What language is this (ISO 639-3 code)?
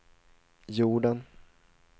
swe